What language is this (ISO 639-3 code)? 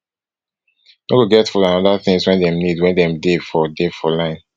pcm